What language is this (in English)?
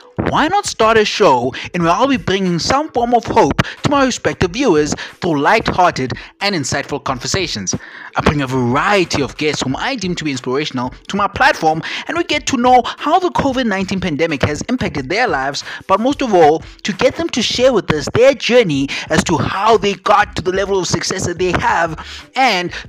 English